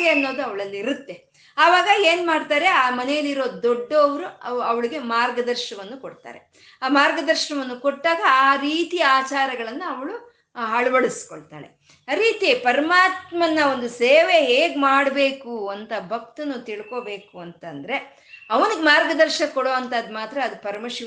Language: Kannada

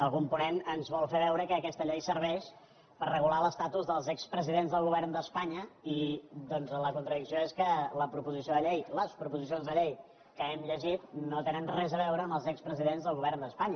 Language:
Catalan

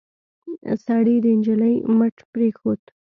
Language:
Pashto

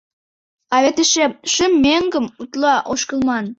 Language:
Mari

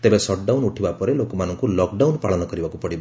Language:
Odia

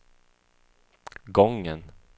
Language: Swedish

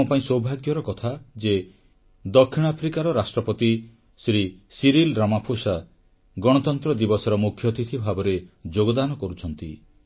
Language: Odia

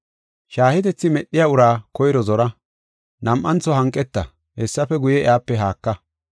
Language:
Gofa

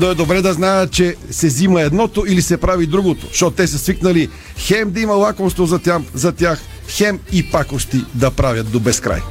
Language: Bulgarian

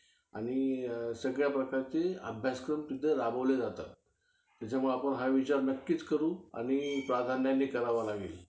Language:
Marathi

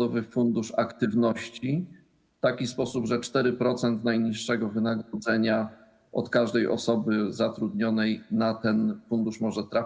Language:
Polish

